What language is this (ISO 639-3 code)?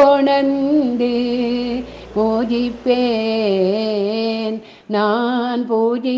tam